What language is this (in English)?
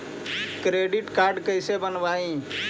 Magahi